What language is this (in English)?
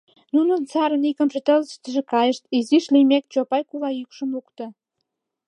Mari